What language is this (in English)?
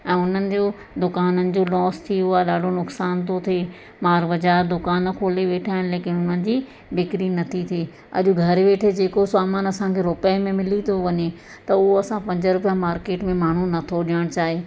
Sindhi